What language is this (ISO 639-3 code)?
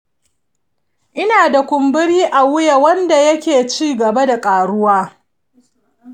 hau